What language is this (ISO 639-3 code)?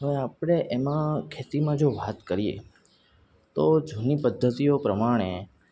guj